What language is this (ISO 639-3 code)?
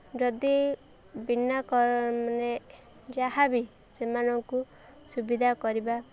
ori